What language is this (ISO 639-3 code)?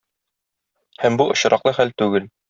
tat